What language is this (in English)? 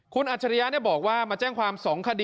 Thai